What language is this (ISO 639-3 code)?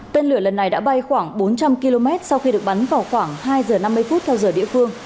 vie